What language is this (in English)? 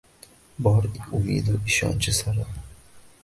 Uzbek